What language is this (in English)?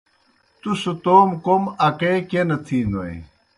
Kohistani Shina